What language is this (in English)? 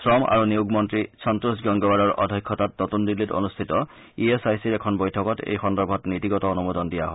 Assamese